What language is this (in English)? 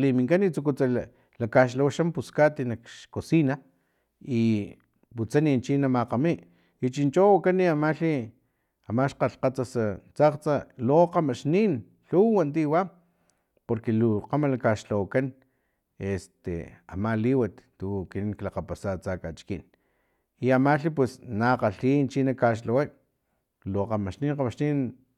Filomena Mata-Coahuitlán Totonac